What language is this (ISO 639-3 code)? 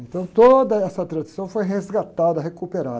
por